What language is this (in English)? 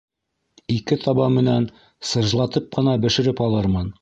Bashkir